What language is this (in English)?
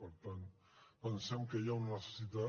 Catalan